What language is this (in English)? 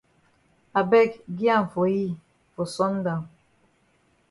Cameroon Pidgin